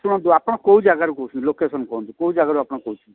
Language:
Odia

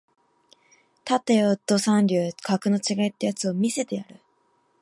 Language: Japanese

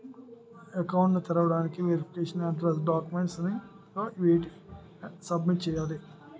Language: Telugu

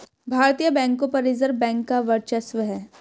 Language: Hindi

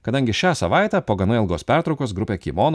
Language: Lithuanian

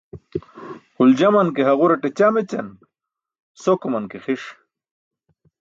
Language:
Burushaski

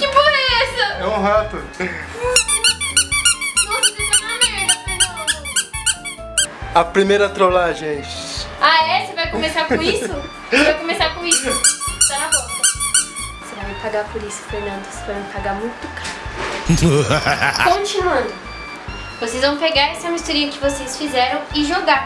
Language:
Portuguese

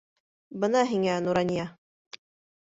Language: Bashkir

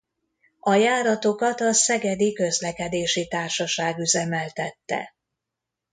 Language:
Hungarian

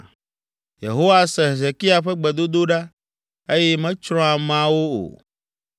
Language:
Ewe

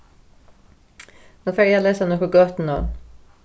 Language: Faroese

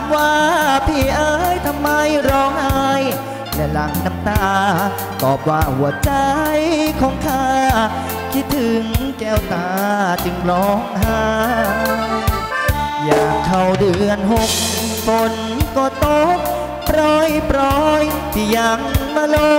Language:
Thai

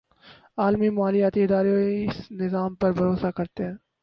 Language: Urdu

